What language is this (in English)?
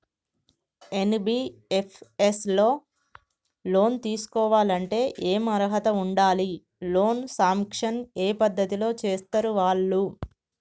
Telugu